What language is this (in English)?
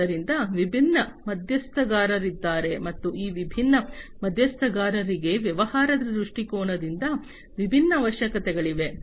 Kannada